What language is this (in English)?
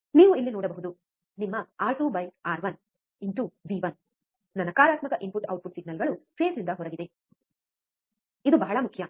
Kannada